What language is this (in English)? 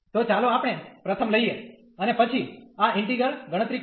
Gujarati